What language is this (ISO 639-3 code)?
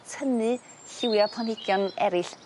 cym